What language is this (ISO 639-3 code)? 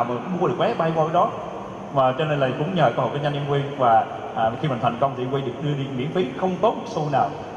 vie